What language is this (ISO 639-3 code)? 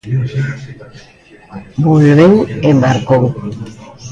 glg